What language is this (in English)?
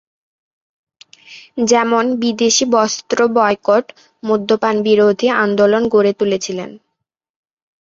Bangla